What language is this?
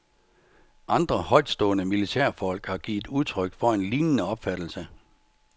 Danish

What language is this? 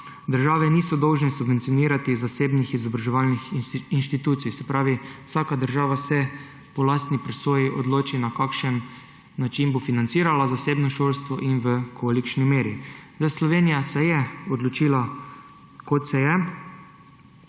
Slovenian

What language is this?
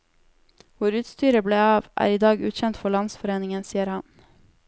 Norwegian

